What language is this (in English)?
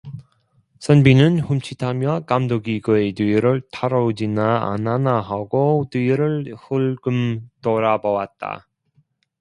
Korean